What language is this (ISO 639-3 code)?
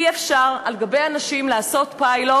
heb